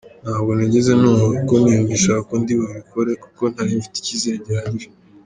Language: Kinyarwanda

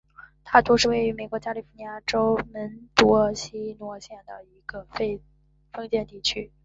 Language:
Chinese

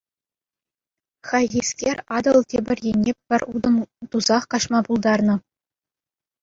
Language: Chuvash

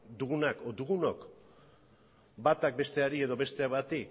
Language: Basque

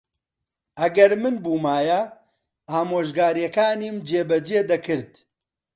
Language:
Central Kurdish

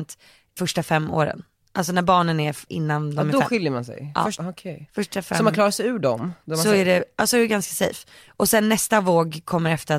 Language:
Swedish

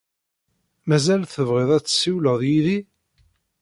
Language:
Kabyle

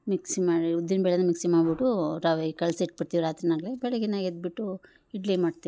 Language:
Kannada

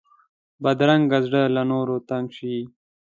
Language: Pashto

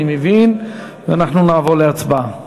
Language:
Hebrew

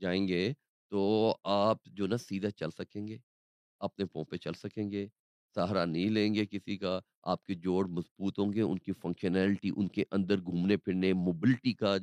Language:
Urdu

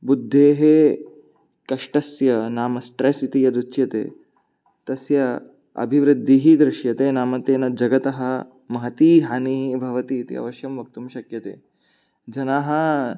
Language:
Sanskrit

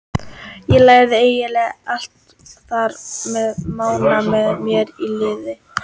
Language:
Icelandic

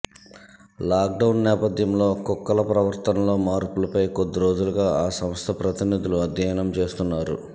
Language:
Telugu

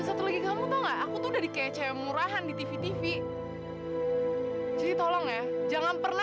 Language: Indonesian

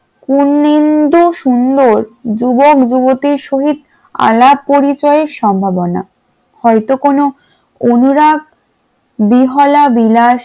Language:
Bangla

